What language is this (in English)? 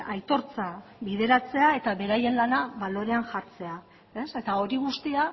Basque